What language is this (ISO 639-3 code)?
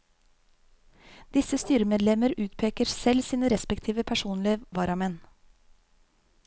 nor